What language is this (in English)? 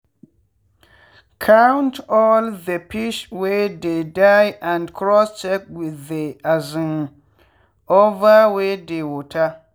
Nigerian Pidgin